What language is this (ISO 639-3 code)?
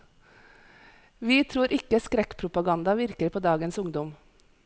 nor